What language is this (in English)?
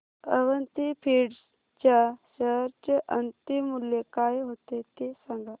Marathi